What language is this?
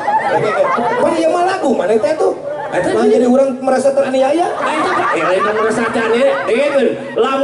Indonesian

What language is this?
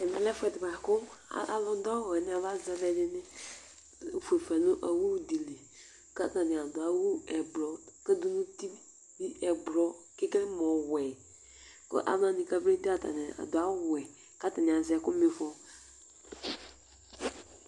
Ikposo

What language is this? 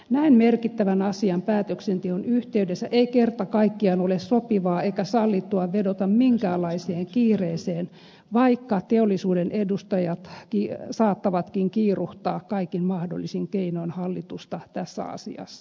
Finnish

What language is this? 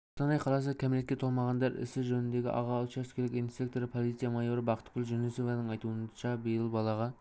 Kazakh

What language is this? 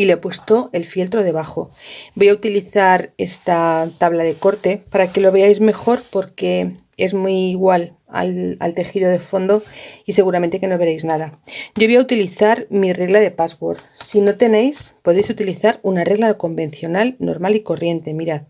Spanish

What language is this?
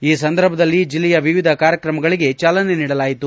Kannada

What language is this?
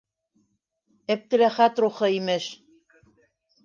Bashkir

